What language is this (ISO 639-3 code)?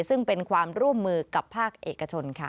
tha